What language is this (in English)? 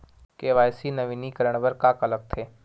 Chhattisgarhi